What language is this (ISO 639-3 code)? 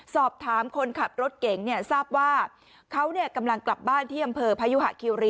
tha